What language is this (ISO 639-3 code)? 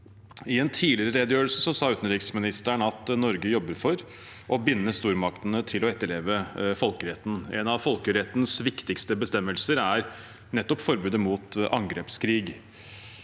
nor